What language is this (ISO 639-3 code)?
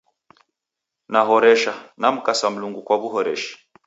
dav